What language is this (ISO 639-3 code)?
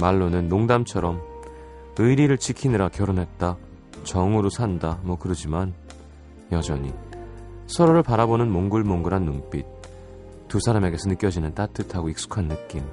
kor